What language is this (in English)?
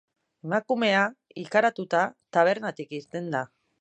Basque